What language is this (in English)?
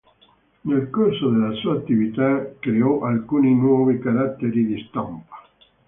Italian